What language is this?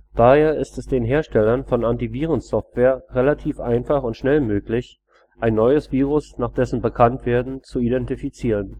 German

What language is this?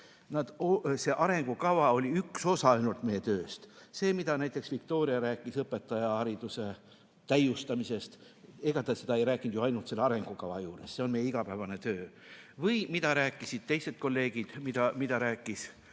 Estonian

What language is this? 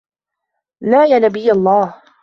Arabic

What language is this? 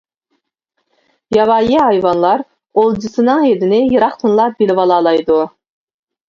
Uyghur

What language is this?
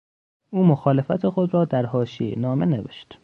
Persian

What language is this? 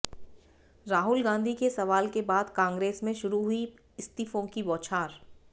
Hindi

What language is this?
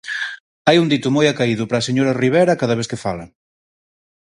Galician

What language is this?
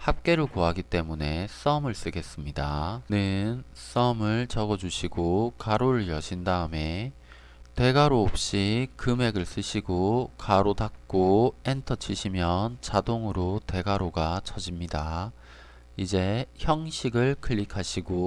Korean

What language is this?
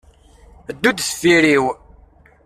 Kabyle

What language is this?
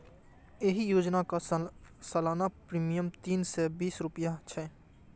Maithili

